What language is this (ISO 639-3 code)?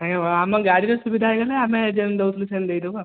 ori